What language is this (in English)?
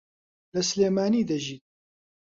Central Kurdish